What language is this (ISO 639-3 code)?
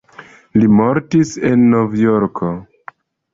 epo